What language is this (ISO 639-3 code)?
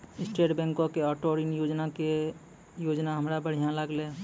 mai